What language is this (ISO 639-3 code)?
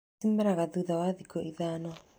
kik